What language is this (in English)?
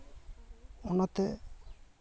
Santali